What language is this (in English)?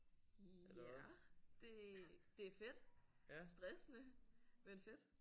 Danish